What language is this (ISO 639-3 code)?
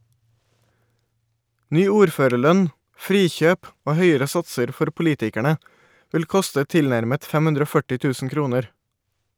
nor